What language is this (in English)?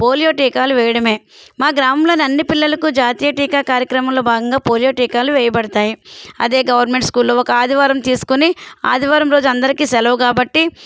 Telugu